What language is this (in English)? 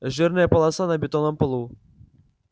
Russian